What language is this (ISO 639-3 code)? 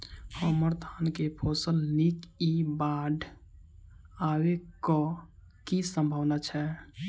mai